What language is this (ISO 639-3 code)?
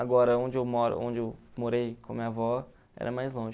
por